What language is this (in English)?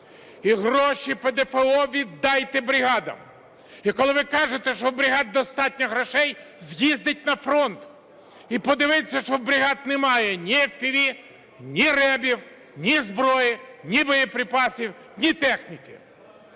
Ukrainian